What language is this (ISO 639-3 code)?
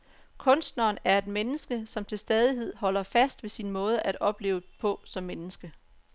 dan